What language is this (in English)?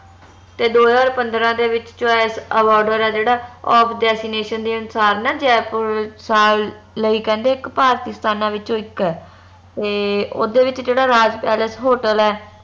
Punjabi